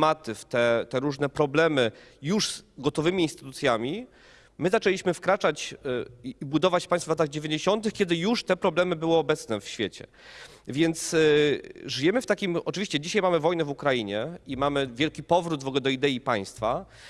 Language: Polish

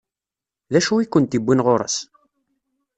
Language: Kabyle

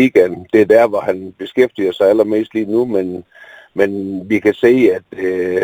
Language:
Danish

